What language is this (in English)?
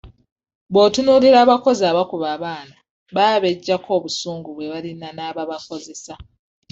Ganda